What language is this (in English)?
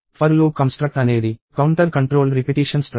Telugu